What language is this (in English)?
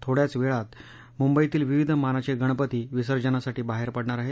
Marathi